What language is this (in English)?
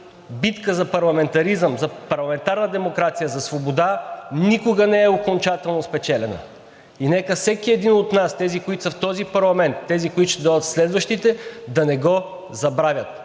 Bulgarian